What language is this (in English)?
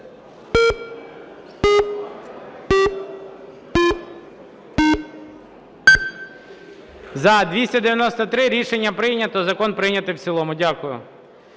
Ukrainian